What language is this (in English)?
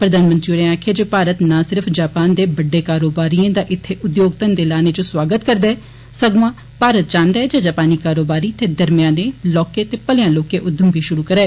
Dogri